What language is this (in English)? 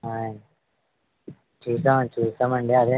Telugu